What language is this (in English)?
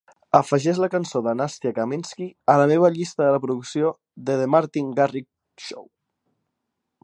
Catalan